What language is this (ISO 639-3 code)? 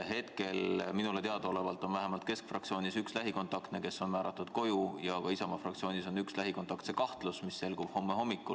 est